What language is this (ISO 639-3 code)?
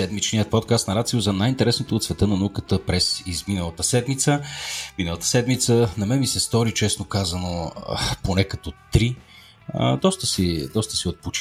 bul